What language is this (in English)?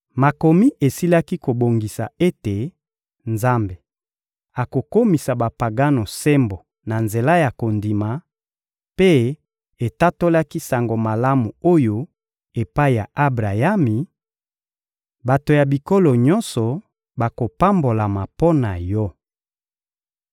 Lingala